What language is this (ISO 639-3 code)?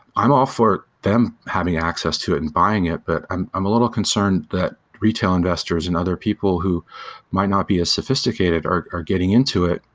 eng